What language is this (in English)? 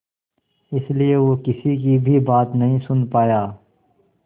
Hindi